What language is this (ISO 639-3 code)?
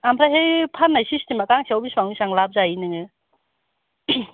brx